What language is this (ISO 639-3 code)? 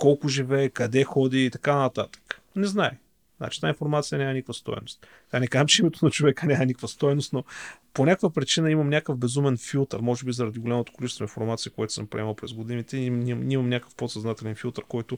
bul